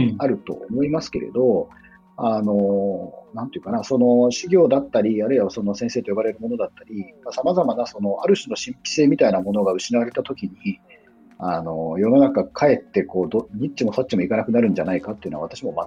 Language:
Japanese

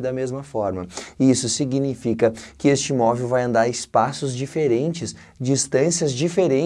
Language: Portuguese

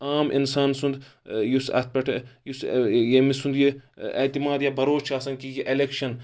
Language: Kashmiri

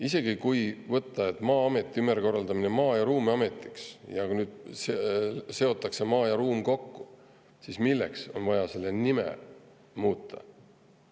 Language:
Estonian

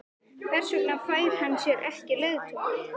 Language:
Icelandic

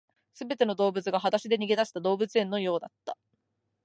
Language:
Japanese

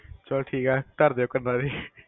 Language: Punjabi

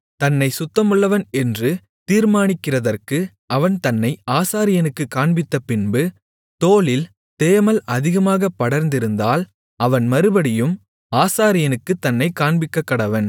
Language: Tamil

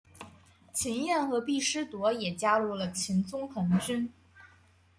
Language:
Chinese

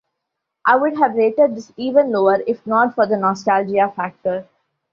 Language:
English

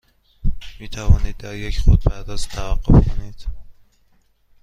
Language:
Persian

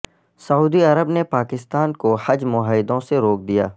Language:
Urdu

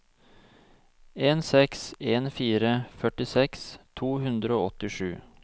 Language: Norwegian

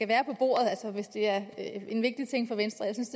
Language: Danish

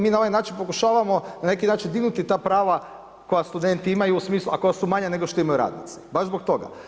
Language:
Croatian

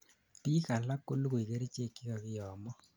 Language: Kalenjin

